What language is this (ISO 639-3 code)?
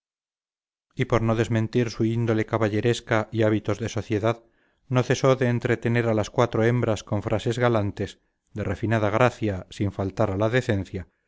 spa